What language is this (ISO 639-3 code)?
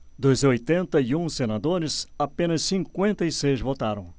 por